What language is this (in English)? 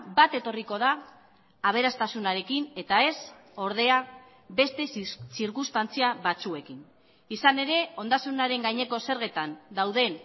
Basque